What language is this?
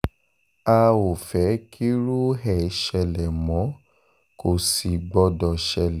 Yoruba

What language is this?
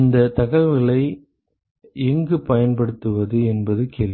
Tamil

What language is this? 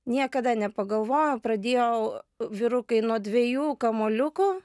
Lithuanian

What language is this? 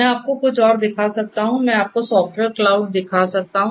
Hindi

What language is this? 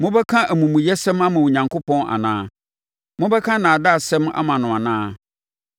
Akan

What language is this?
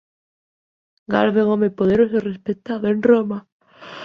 Galician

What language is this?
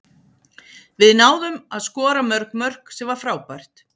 Icelandic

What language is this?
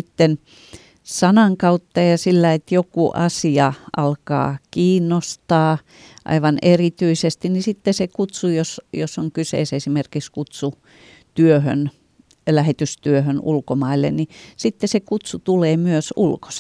Finnish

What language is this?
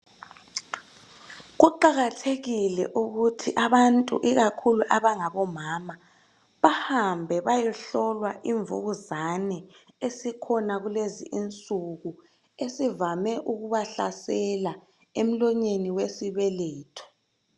North Ndebele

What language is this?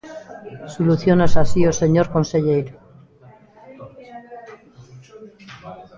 Galician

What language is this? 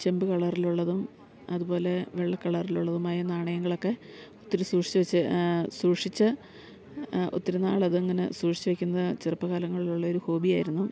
Malayalam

